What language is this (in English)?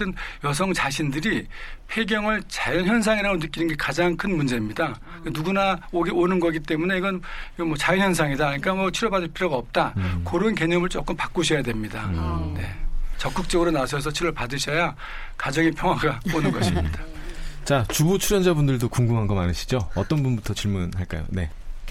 Korean